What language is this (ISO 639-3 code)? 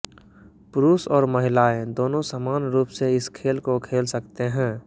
hin